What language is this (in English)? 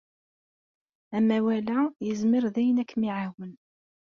Kabyle